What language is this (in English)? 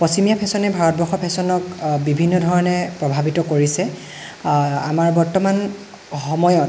Assamese